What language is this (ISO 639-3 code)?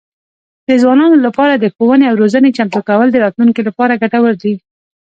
pus